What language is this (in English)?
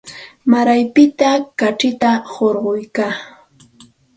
Santa Ana de Tusi Pasco Quechua